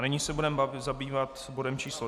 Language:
Czech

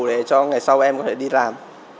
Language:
Vietnamese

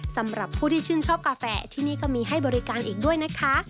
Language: Thai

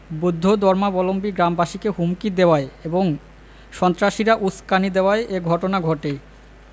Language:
Bangla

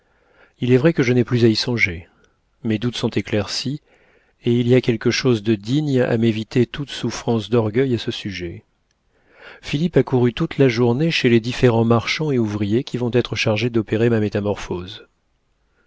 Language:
French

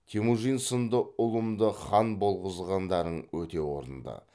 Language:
Kazakh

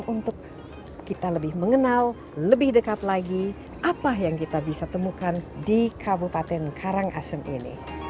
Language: Indonesian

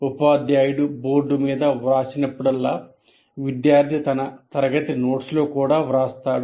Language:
Telugu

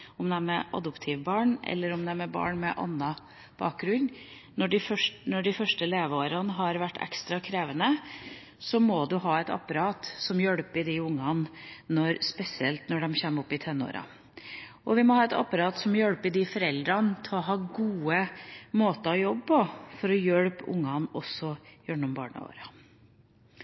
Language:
Norwegian Bokmål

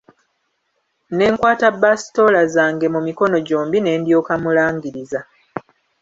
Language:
Ganda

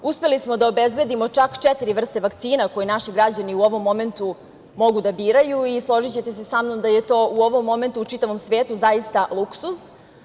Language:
Serbian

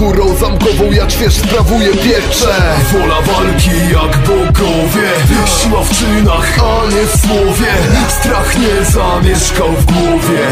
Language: Polish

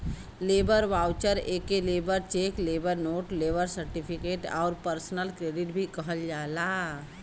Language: Bhojpuri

